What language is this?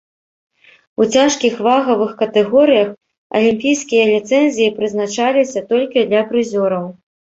Belarusian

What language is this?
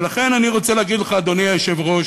Hebrew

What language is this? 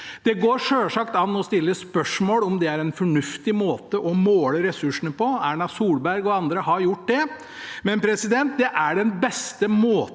Norwegian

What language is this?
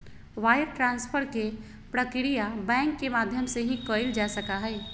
Magahi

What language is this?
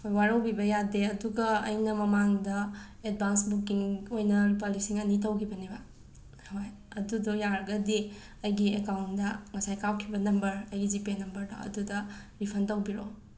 Manipuri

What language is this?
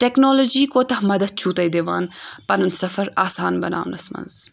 Kashmiri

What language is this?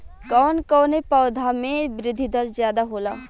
Bhojpuri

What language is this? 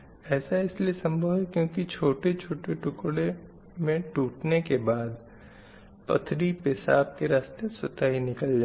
Hindi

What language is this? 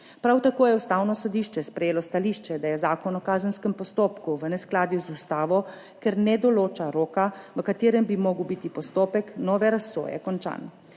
Slovenian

